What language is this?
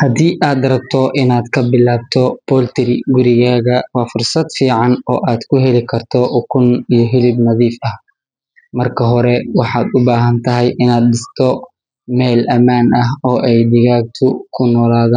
Somali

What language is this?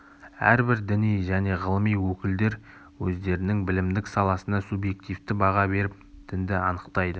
Kazakh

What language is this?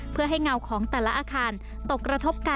Thai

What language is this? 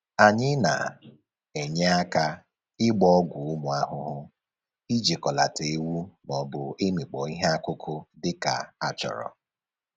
Igbo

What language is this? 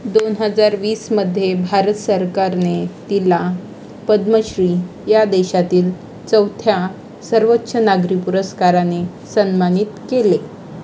Marathi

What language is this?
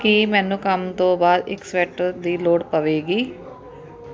Punjabi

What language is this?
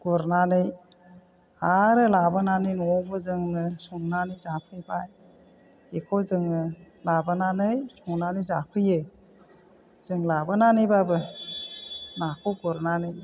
Bodo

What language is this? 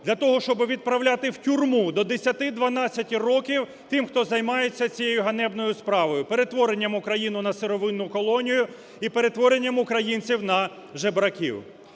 Ukrainian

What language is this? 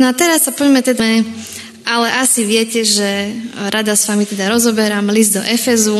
Slovak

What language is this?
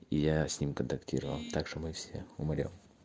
Russian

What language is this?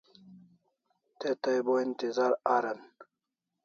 Kalasha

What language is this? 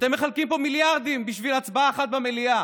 Hebrew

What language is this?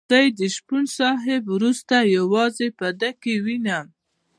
Pashto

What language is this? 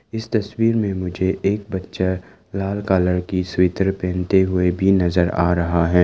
Hindi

